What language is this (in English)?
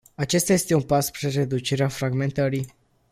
Romanian